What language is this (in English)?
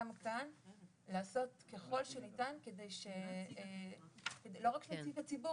Hebrew